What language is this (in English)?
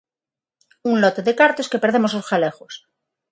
Galician